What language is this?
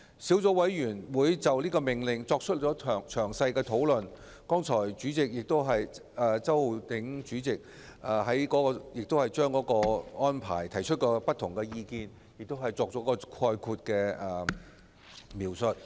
Cantonese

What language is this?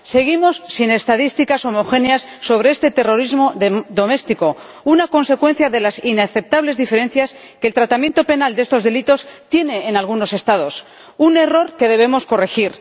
Spanish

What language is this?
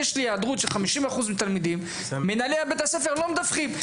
Hebrew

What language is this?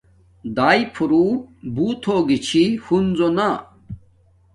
Domaaki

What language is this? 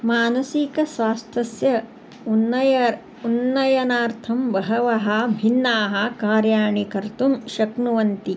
Sanskrit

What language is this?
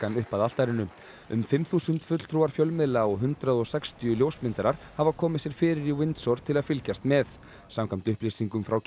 Icelandic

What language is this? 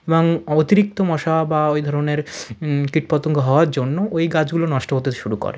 Bangla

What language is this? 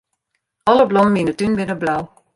Western Frisian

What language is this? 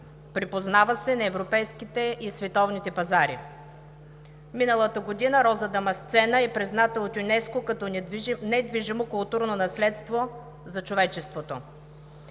Bulgarian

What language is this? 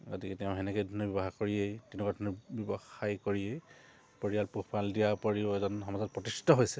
Assamese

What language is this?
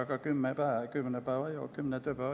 Estonian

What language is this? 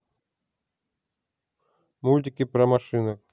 Russian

